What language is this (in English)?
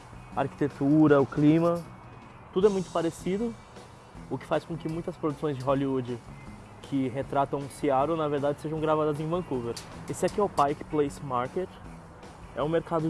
Portuguese